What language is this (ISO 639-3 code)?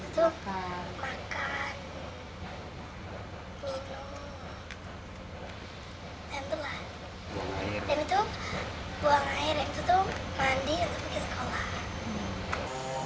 ind